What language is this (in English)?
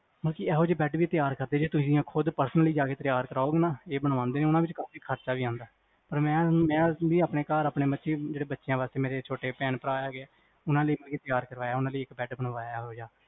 Punjabi